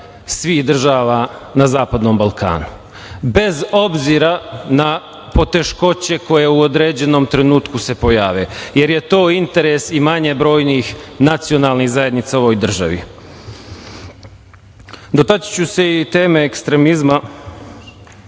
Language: Serbian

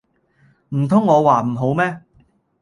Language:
Cantonese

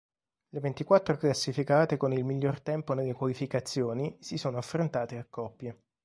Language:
Italian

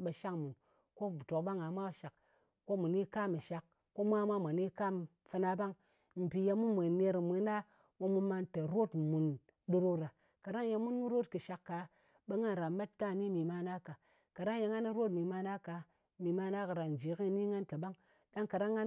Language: Ngas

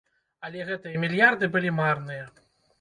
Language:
Belarusian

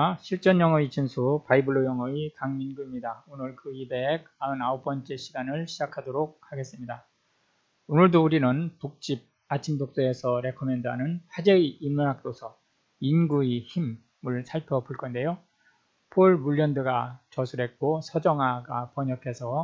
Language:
Korean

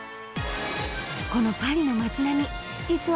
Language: Japanese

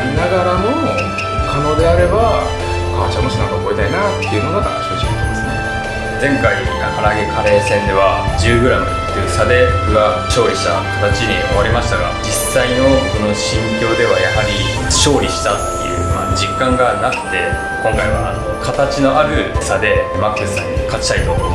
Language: Japanese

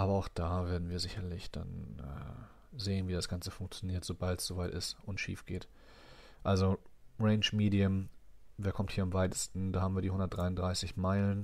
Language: German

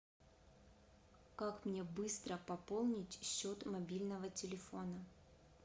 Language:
Russian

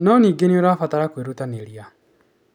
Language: Kikuyu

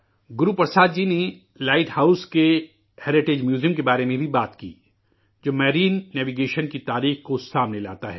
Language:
Urdu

